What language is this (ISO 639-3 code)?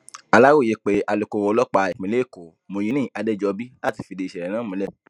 yor